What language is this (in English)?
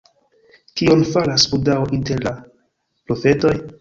Esperanto